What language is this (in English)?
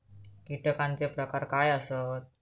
Marathi